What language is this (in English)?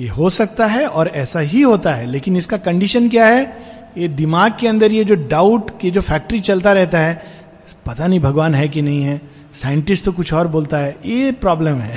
Hindi